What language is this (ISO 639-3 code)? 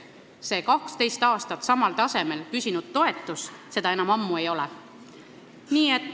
est